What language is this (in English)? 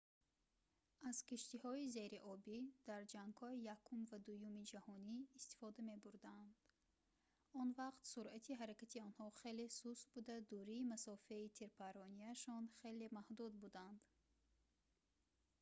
Tajik